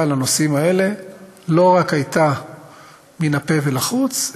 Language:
Hebrew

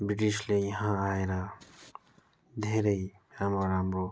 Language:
Nepali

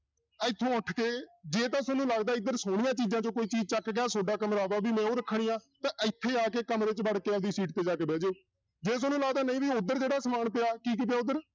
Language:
Punjabi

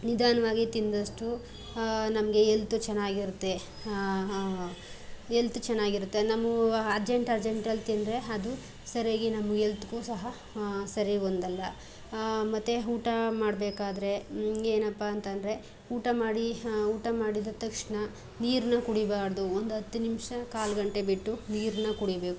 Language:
Kannada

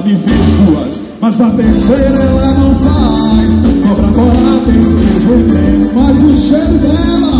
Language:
Arabic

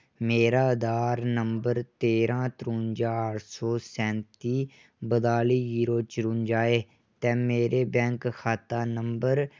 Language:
Dogri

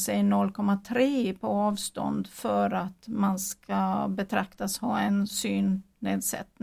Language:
Swedish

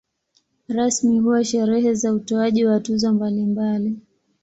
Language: Swahili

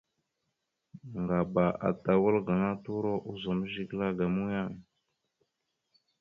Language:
Mada (Cameroon)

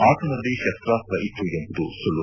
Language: Kannada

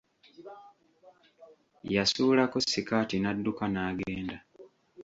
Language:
Ganda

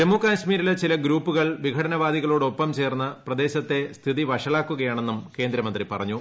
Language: Malayalam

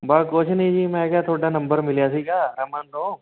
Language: Punjabi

